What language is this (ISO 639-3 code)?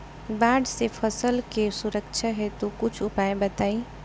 bho